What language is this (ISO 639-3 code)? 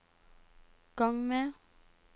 nor